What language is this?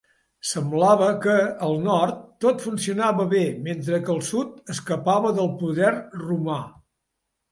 Catalan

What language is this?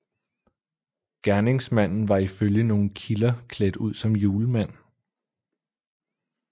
Danish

